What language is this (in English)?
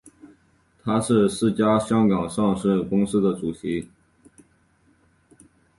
Chinese